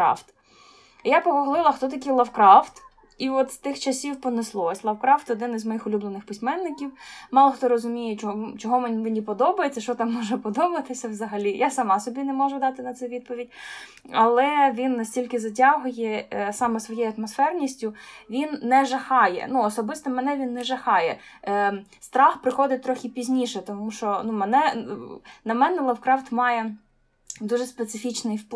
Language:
Ukrainian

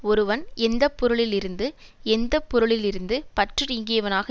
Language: Tamil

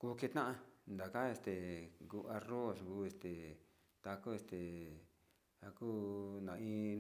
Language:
Sinicahua Mixtec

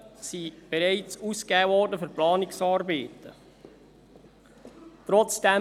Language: Swiss German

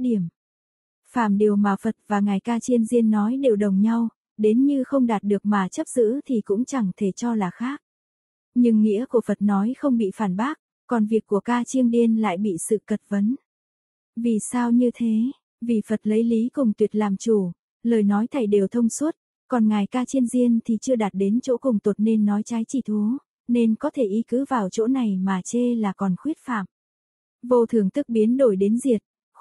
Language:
Vietnamese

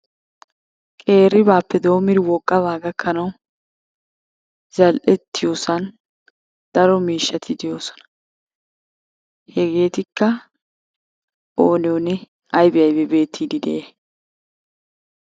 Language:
Wolaytta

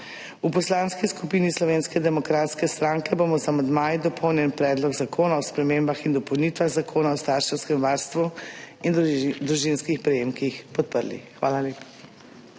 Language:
Slovenian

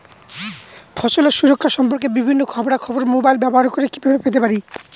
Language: Bangla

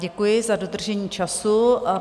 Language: Czech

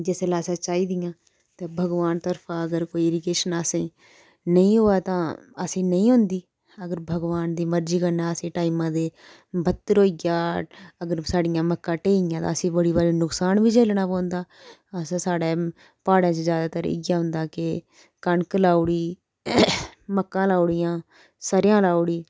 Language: Dogri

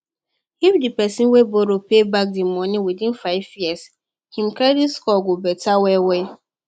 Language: Nigerian Pidgin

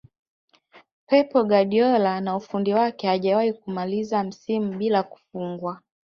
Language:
Swahili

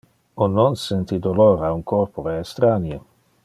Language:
Interlingua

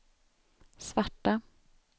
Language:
Swedish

